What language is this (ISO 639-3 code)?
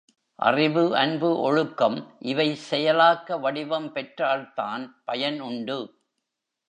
tam